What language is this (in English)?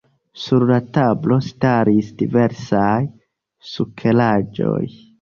Esperanto